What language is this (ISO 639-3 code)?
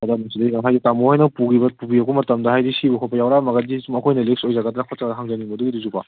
mni